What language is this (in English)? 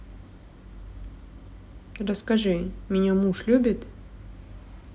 Russian